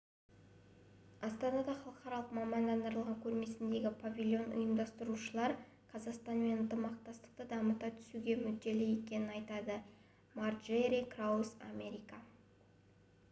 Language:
Kazakh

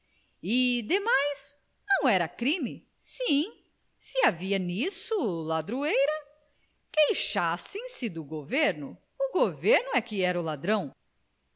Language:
Portuguese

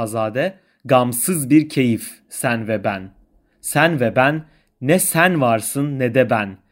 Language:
Turkish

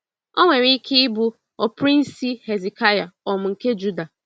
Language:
Igbo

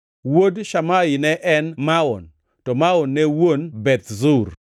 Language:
Luo (Kenya and Tanzania)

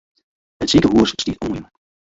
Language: Western Frisian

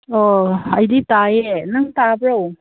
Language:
Manipuri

